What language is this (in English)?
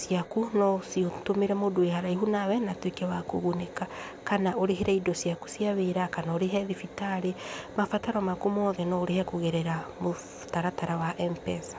Kikuyu